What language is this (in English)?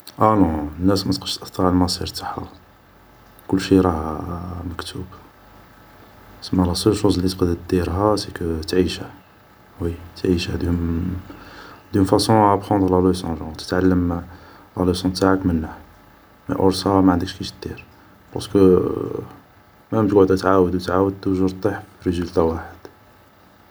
Algerian Arabic